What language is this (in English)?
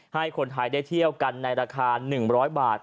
Thai